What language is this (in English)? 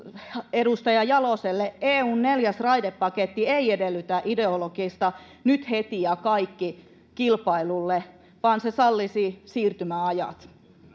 Finnish